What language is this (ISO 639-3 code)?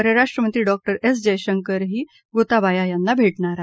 mar